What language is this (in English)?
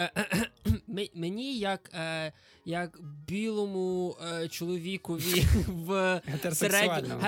Ukrainian